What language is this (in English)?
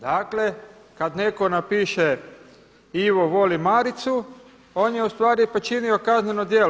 Croatian